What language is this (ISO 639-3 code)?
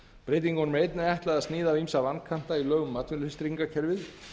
isl